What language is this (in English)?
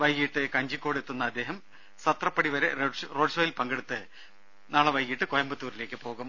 Malayalam